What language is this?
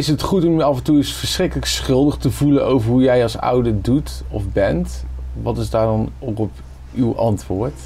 Dutch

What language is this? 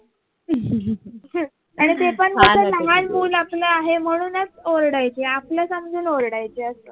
Marathi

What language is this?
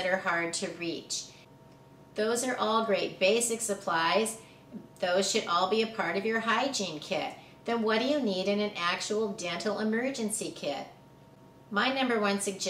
English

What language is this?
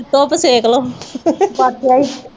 Punjabi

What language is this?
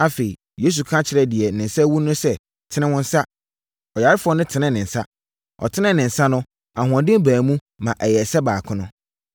Akan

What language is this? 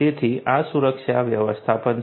Gujarati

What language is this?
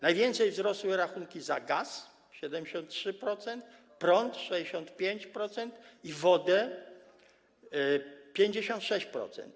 Polish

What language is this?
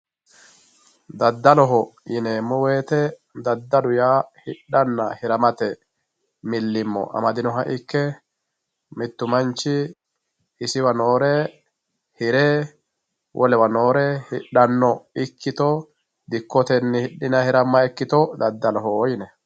Sidamo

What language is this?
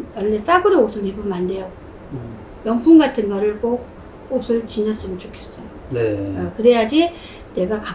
Korean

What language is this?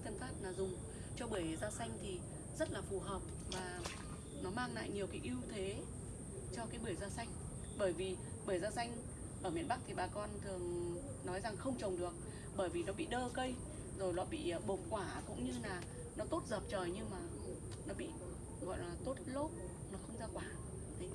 Vietnamese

